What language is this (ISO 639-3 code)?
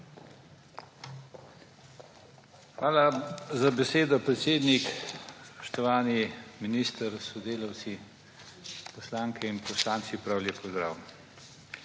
slv